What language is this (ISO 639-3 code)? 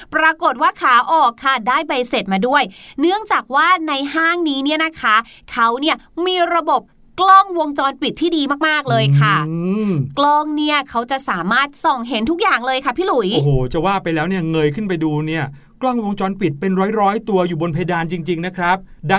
tha